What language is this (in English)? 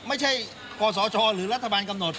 Thai